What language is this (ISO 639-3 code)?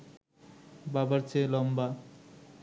ben